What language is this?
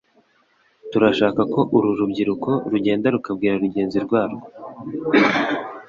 Kinyarwanda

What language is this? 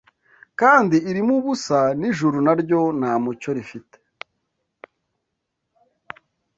Kinyarwanda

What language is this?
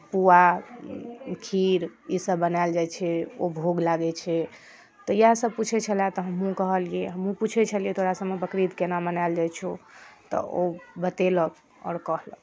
Maithili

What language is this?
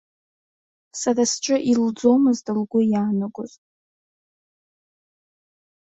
Abkhazian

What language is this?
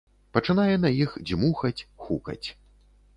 Belarusian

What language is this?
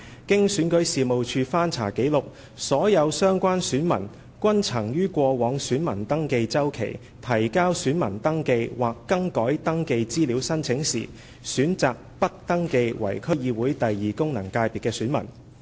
Cantonese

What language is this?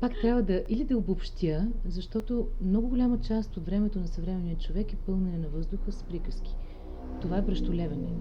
Bulgarian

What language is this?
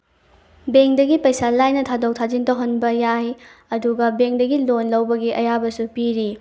Manipuri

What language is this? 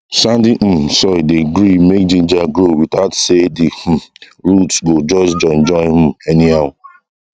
Nigerian Pidgin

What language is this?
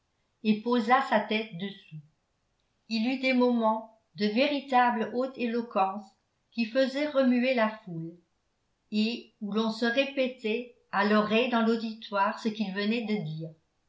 French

